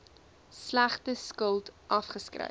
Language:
Afrikaans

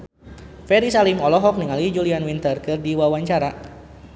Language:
Sundanese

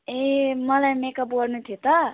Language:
Nepali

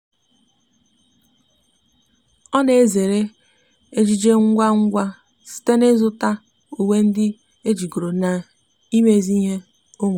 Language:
Igbo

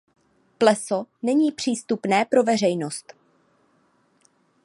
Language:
Czech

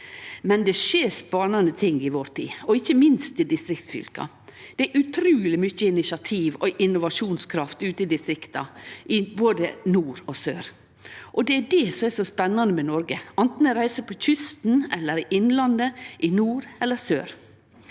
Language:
Norwegian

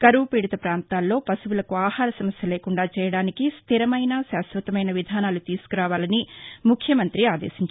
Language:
Telugu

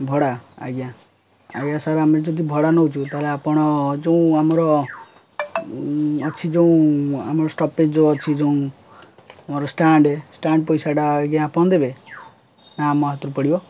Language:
Odia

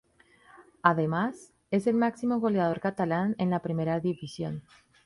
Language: Spanish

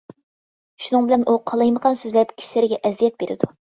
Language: Uyghur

